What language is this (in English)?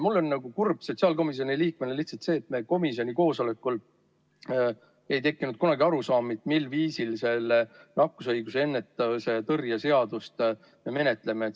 Estonian